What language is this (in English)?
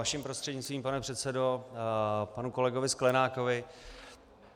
Czech